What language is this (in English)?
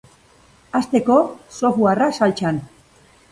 Basque